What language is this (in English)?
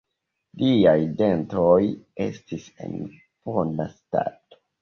Esperanto